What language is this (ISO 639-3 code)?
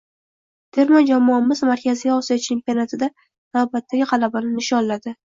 uzb